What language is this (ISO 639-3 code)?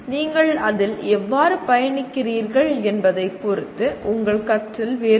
tam